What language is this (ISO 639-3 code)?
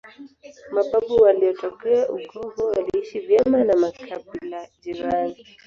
swa